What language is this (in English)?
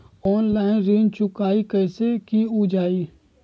Magahi